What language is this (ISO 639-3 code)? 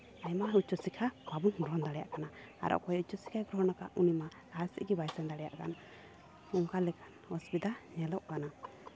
sat